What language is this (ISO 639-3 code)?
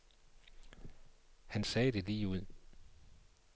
dan